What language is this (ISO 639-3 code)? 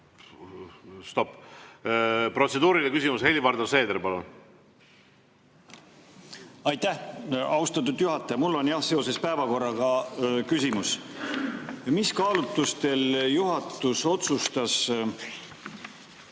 est